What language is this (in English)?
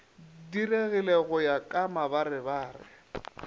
Northern Sotho